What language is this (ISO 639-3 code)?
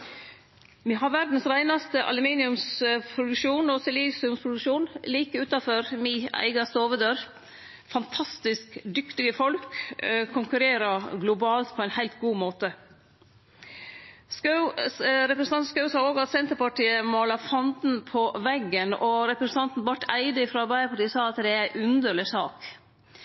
nno